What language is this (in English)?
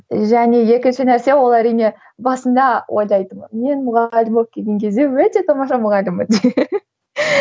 Kazakh